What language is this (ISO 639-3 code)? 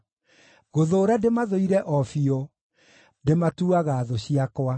kik